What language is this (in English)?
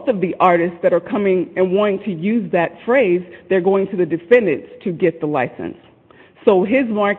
English